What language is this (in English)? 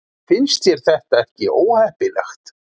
Icelandic